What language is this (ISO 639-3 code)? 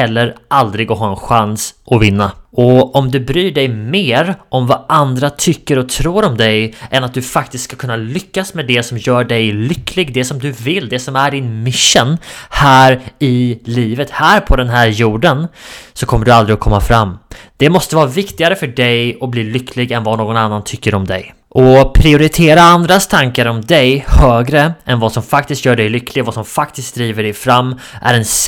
swe